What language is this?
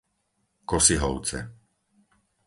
Slovak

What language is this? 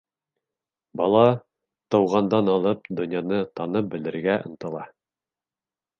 Bashkir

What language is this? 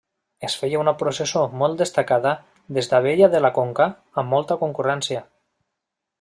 Catalan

